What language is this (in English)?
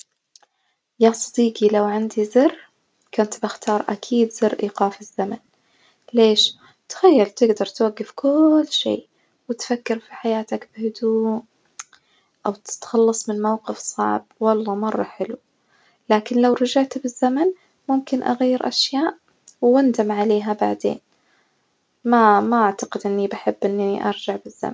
Najdi Arabic